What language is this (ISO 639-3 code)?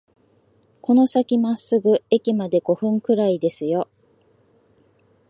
jpn